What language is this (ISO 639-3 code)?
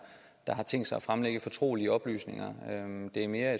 dan